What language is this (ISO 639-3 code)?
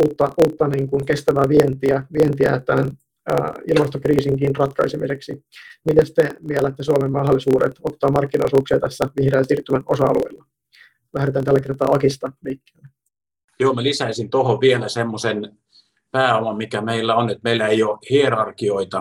fin